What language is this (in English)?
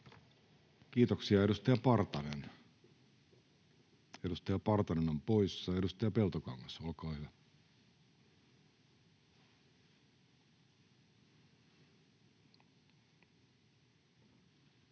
Finnish